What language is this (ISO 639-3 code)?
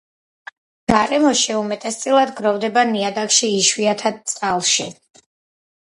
kat